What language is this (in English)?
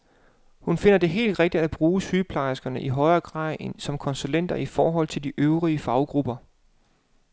Danish